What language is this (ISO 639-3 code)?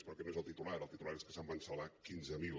cat